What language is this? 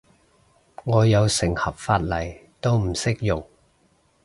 Cantonese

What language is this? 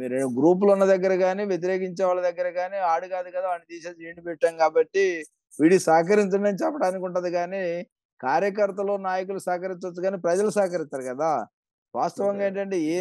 Telugu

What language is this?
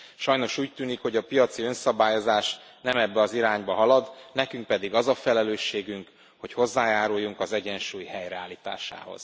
Hungarian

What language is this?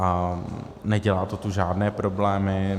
Czech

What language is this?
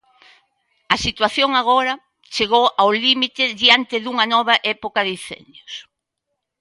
Galician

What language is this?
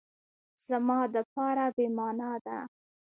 Pashto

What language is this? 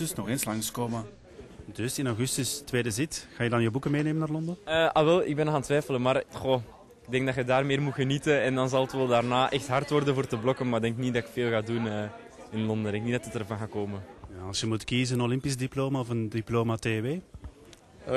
Dutch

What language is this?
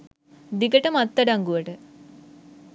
Sinhala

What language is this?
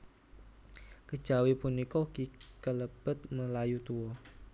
Javanese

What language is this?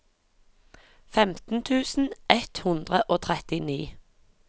Norwegian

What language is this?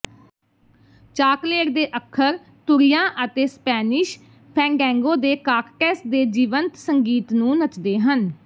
Punjabi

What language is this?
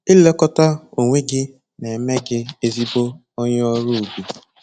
Igbo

